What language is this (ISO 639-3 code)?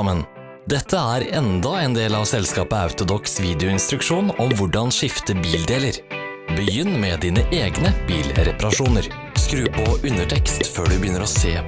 nor